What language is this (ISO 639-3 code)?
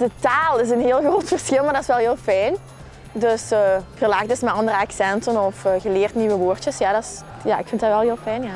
nld